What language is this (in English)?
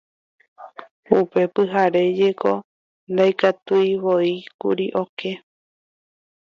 Guarani